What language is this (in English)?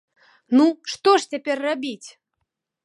Belarusian